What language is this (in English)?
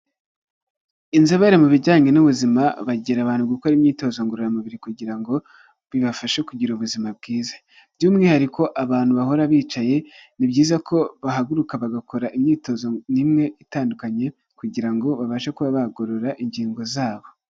Kinyarwanda